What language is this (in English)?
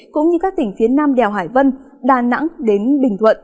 Vietnamese